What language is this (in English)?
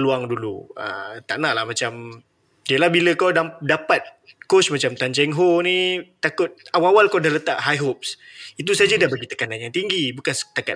Malay